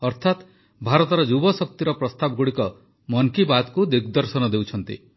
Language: Odia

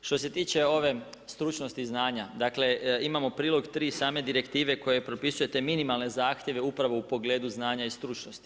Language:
Croatian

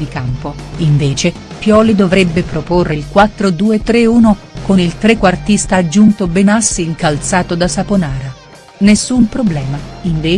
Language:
Italian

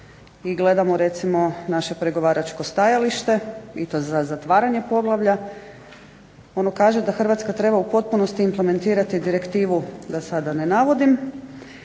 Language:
Croatian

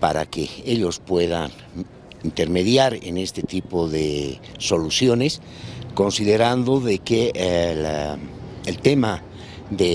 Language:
Spanish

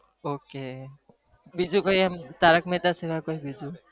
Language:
Gujarati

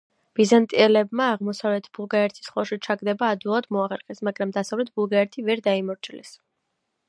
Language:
Georgian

